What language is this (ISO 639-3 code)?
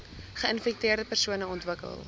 afr